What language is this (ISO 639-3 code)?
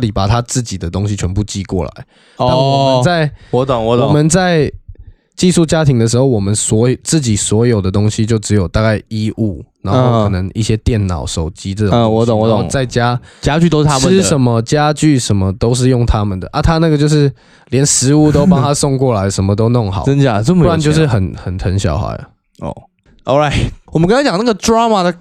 zho